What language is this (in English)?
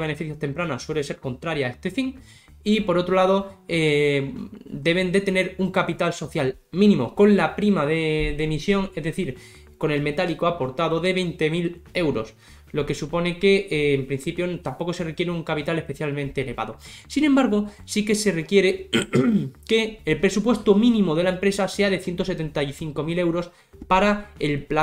Spanish